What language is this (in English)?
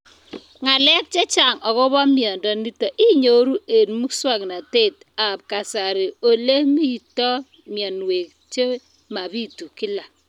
Kalenjin